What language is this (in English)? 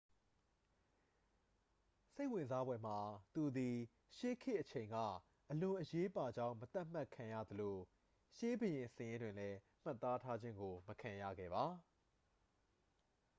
Burmese